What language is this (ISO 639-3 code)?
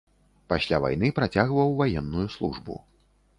bel